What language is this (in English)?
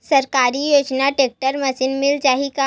Chhattisgarhi